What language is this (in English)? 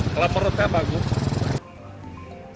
Indonesian